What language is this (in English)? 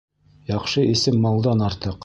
Bashkir